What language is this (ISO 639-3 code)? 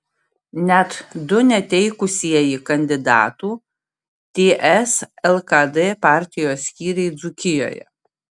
lit